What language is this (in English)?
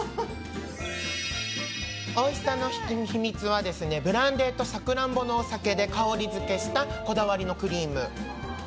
Japanese